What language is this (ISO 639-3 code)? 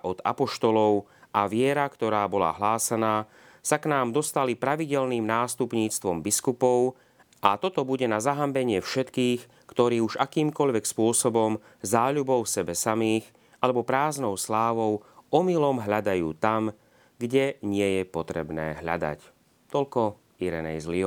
slk